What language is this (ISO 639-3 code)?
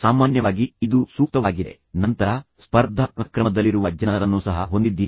kan